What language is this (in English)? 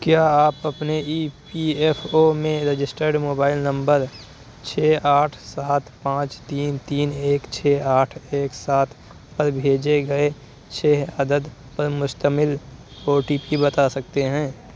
Urdu